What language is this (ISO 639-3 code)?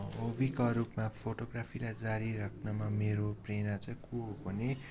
nep